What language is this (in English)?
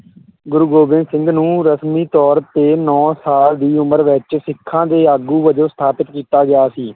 Punjabi